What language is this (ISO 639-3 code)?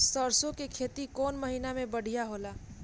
bho